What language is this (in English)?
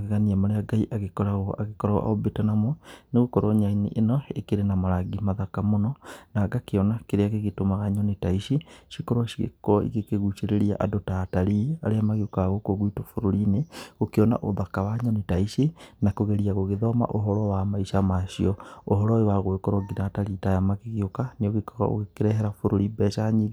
Kikuyu